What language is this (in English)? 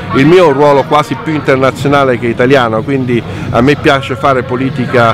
Italian